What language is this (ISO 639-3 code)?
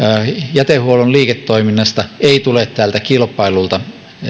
fin